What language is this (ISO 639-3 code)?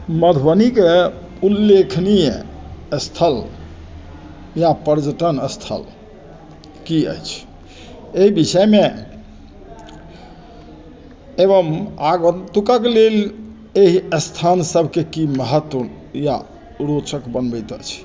mai